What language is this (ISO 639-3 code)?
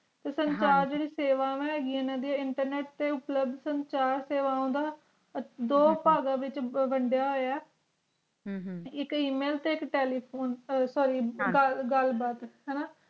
pan